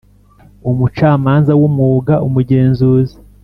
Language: Kinyarwanda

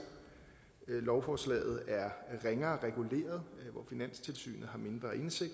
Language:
Danish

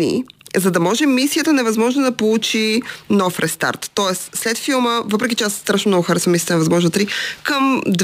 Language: Bulgarian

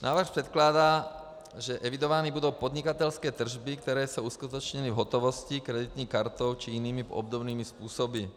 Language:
Czech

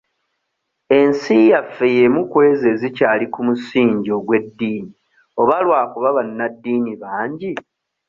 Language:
Ganda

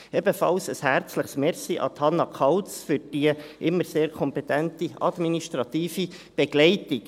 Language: Swiss German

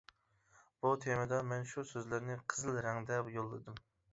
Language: Uyghur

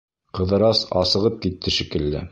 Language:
Bashkir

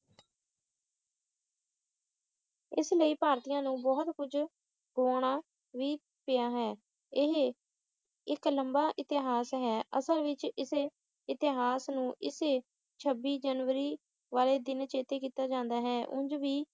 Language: Punjabi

